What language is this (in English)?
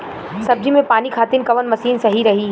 Bhojpuri